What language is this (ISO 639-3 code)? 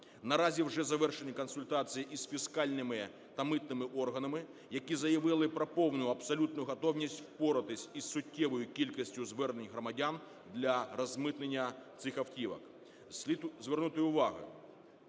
ukr